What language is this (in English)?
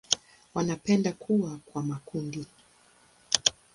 Swahili